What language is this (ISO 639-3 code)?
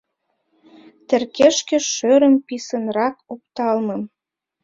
chm